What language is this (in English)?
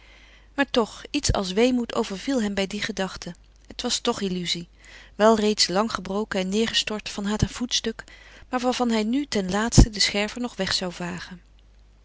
Dutch